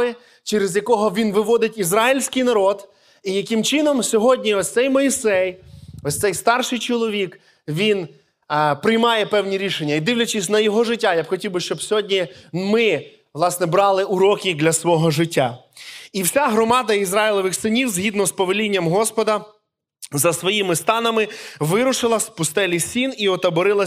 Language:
Ukrainian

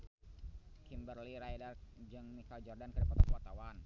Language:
Sundanese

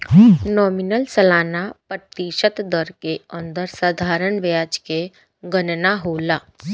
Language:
Bhojpuri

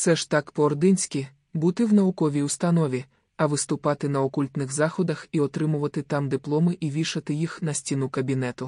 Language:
Ukrainian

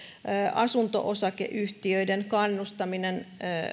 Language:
Finnish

